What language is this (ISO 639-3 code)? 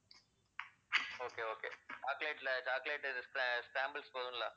tam